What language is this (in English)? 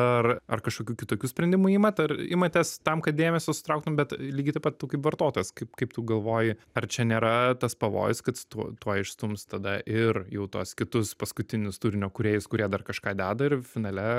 Lithuanian